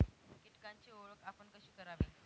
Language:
Marathi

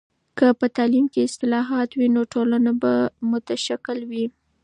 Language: Pashto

